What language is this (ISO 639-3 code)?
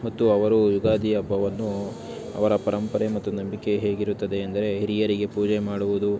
kan